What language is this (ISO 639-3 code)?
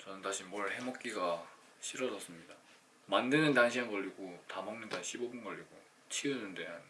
kor